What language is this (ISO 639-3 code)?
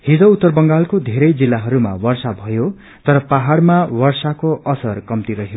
nep